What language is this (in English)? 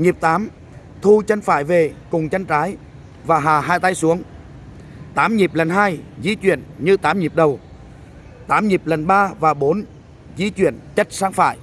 Vietnamese